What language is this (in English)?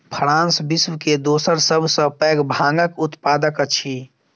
Maithili